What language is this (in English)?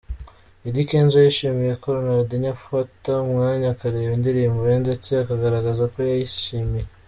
Kinyarwanda